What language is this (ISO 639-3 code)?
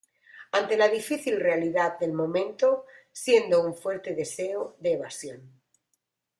spa